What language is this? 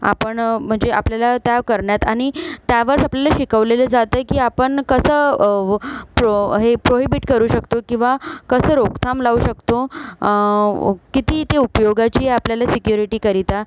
Marathi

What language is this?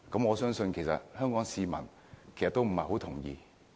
Cantonese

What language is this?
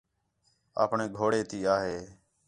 Khetrani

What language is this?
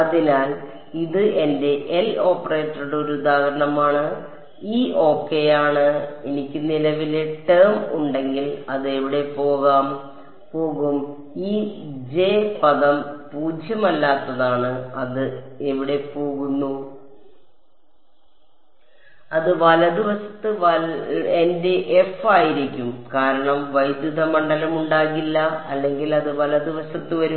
Malayalam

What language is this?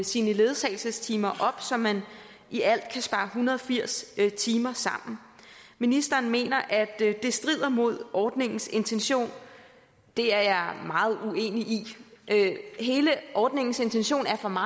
Danish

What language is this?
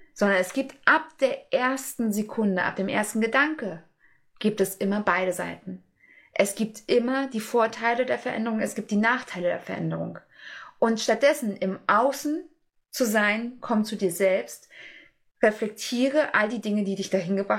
German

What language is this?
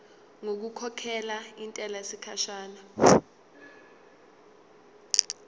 Zulu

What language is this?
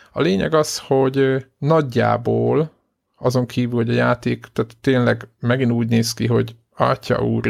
Hungarian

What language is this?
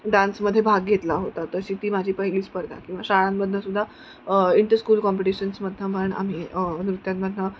Marathi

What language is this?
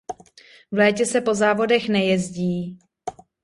Czech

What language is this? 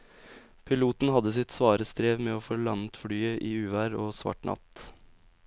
Norwegian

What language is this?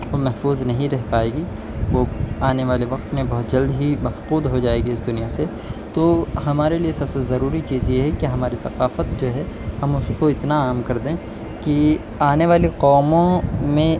Urdu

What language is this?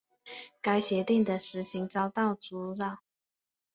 Chinese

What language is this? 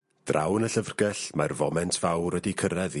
Welsh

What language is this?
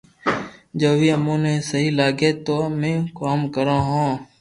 Loarki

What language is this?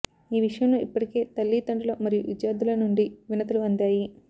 Telugu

